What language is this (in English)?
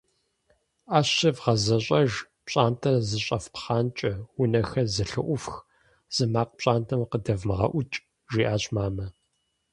Kabardian